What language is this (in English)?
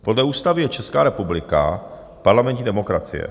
Czech